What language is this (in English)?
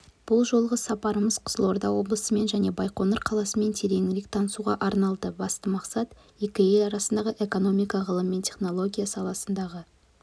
Kazakh